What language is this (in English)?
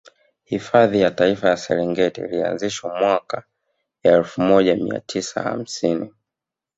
Swahili